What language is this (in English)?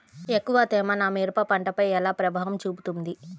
Telugu